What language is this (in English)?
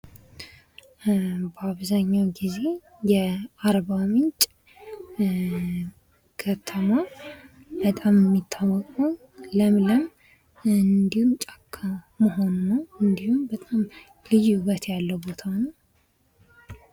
Amharic